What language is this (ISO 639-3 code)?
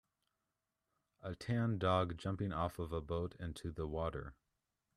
eng